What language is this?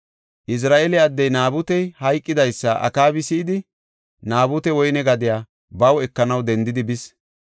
Gofa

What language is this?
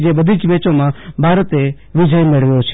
Gujarati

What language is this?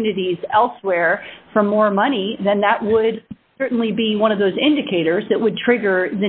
English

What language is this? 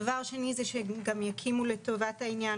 Hebrew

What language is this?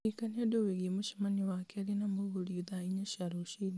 Kikuyu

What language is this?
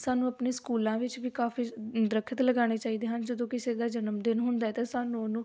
Punjabi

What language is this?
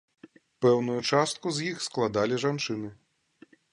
Belarusian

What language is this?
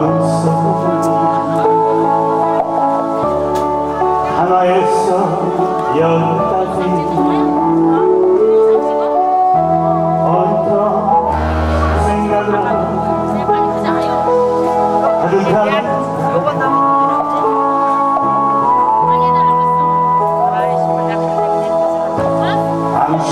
Korean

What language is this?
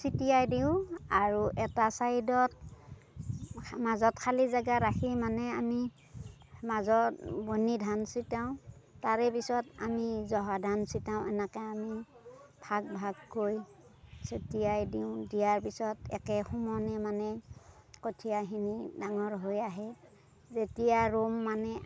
Assamese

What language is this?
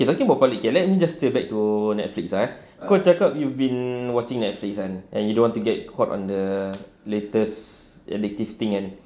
English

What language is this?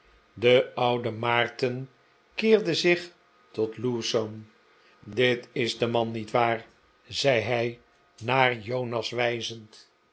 Dutch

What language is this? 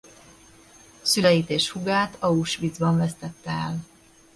Hungarian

